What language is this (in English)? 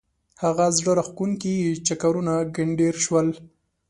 Pashto